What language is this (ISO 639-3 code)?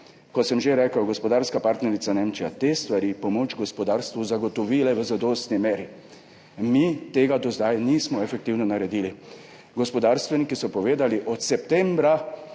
slv